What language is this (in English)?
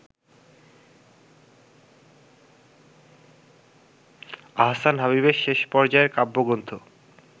Bangla